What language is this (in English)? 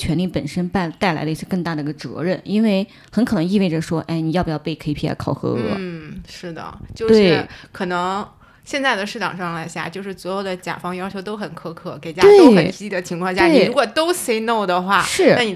Chinese